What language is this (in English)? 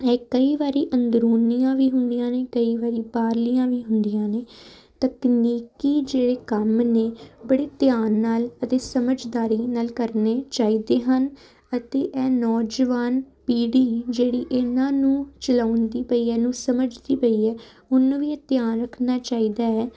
Punjabi